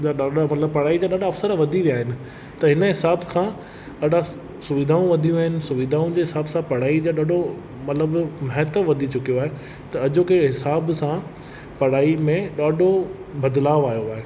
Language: Sindhi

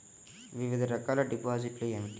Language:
Telugu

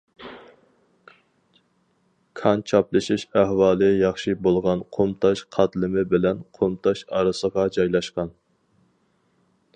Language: Uyghur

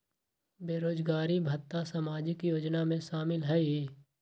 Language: Magahi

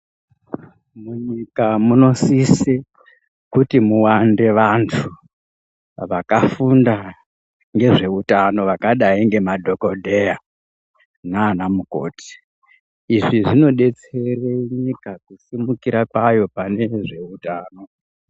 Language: Ndau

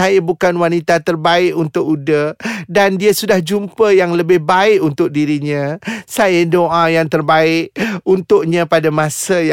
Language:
Malay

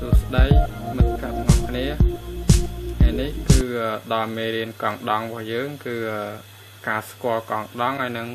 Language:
Thai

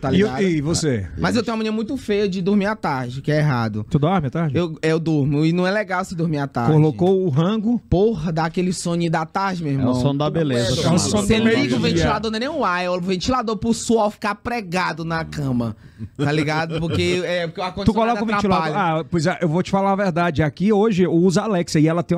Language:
Portuguese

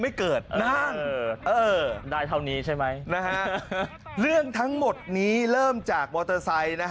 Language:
Thai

